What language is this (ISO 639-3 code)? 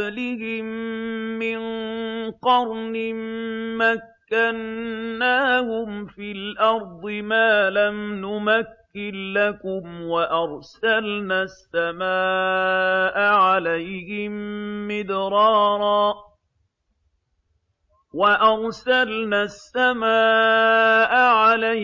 ara